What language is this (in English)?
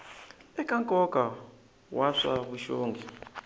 Tsonga